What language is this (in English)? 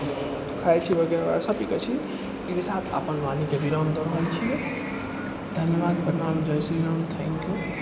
Maithili